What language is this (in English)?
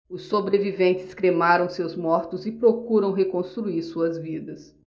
Portuguese